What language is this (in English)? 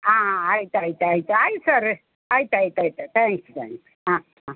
Kannada